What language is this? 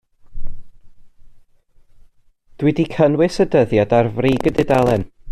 Welsh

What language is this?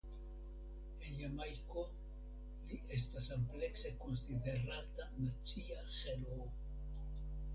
Esperanto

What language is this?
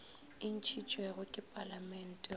Northern Sotho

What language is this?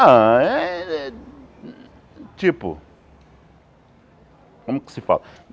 Portuguese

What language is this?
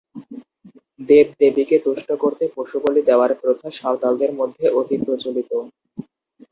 Bangla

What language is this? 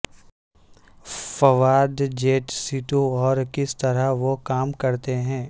Urdu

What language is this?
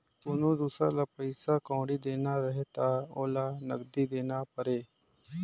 Chhattisgarhi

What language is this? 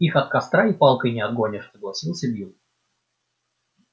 Russian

